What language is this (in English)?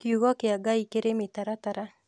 Kikuyu